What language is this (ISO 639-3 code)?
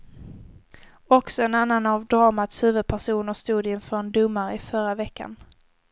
swe